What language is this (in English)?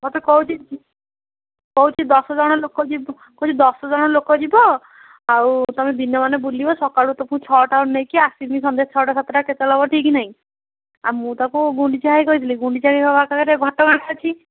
Odia